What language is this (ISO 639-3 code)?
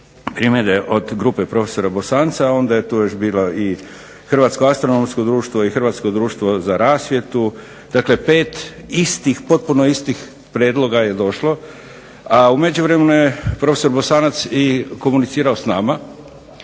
hrv